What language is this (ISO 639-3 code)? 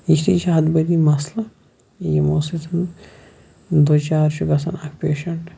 kas